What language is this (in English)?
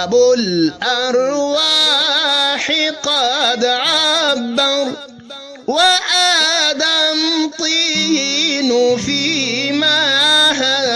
Arabic